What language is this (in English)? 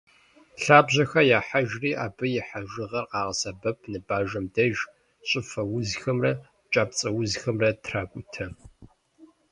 Kabardian